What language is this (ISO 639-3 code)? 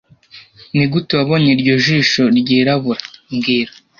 kin